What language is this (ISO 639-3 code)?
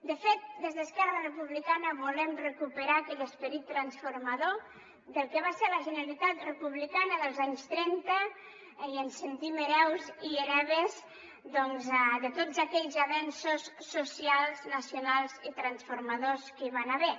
cat